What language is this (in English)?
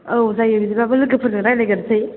Bodo